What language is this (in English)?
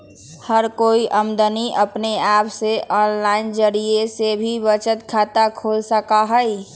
Magahi